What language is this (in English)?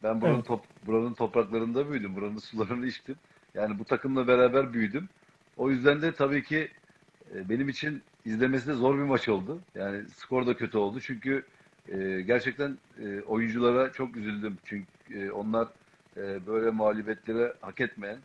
Turkish